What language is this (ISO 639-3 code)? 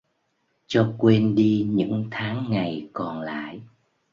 vie